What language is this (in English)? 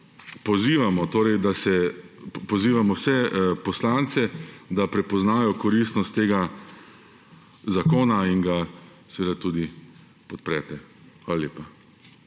Slovenian